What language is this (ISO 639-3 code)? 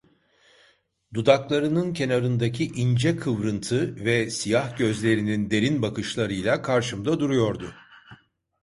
tur